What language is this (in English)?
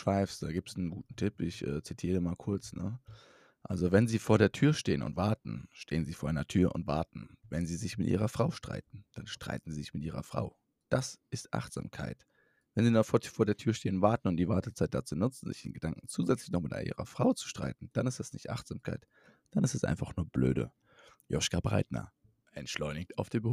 German